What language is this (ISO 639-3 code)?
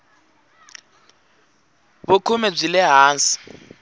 tso